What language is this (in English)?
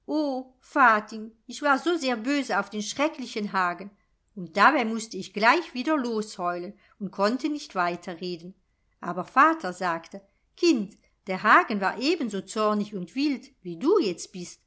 German